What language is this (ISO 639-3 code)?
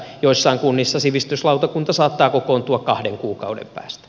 fin